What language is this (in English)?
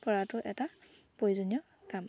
Assamese